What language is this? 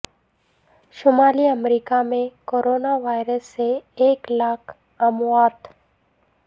Urdu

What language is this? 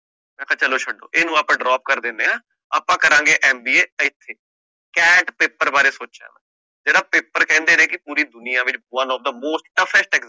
Punjabi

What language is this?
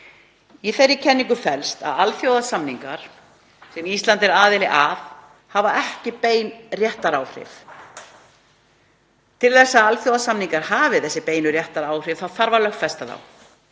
Icelandic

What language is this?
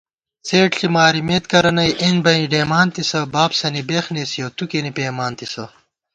Gawar-Bati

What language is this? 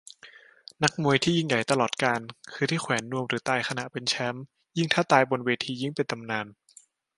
Thai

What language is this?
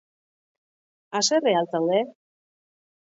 Basque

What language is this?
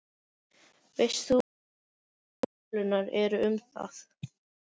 Icelandic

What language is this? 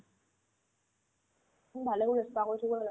Assamese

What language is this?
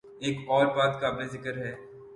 Urdu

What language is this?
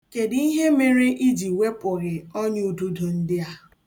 Igbo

